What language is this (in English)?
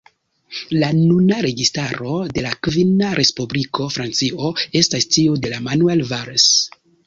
Esperanto